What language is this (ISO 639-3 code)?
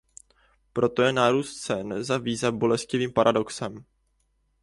ces